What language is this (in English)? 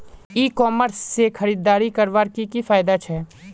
Magahi